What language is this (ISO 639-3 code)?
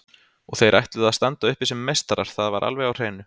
isl